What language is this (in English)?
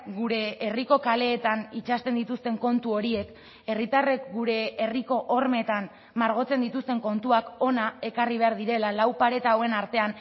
Basque